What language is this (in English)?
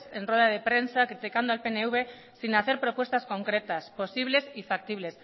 Spanish